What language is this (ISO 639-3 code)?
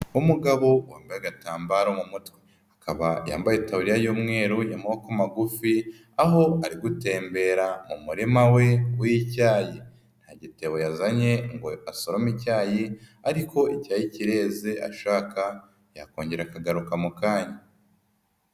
kin